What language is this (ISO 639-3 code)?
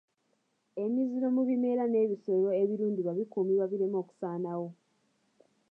lug